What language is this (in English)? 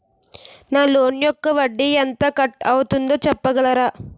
Telugu